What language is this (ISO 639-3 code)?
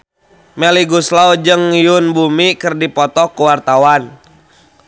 sun